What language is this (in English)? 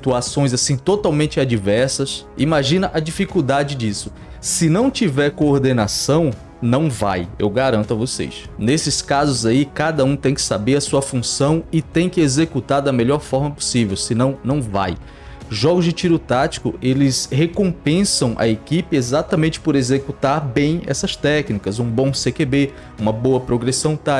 Portuguese